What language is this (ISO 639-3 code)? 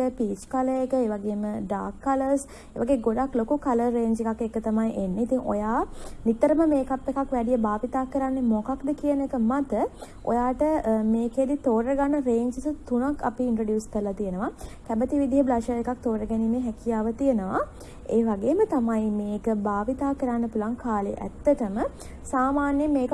sin